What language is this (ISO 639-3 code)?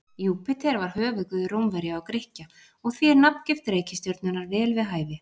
isl